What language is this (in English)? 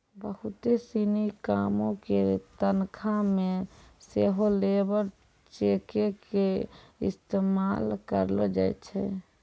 Maithili